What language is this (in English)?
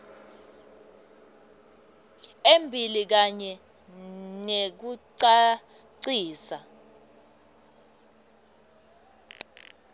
Swati